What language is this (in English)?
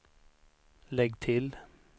Swedish